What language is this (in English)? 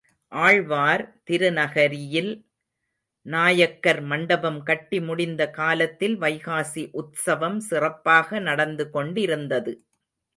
Tamil